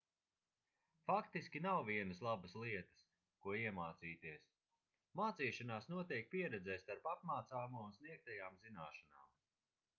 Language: Latvian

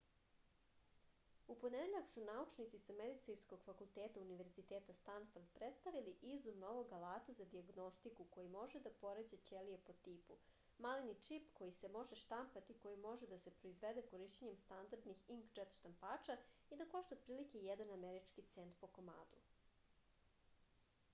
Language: Serbian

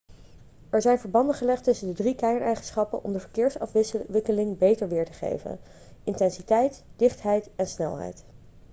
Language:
Dutch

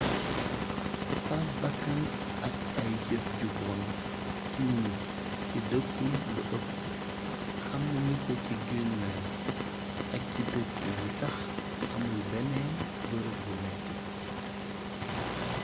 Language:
Wolof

